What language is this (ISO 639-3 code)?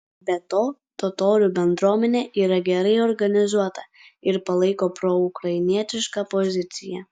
lit